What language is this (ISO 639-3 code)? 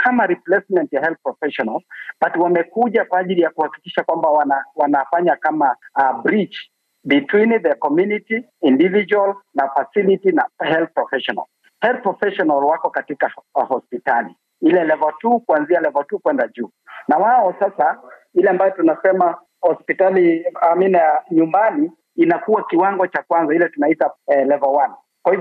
swa